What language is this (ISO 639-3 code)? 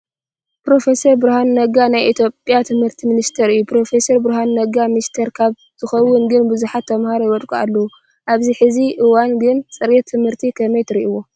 tir